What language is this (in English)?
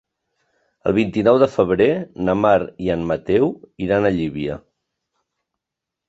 Catalan